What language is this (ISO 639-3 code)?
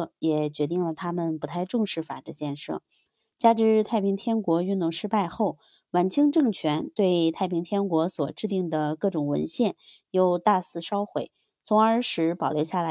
zho